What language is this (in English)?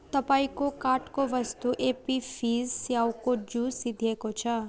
Nepali